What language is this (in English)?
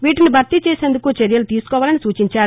Telugu